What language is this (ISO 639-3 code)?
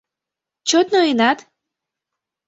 chm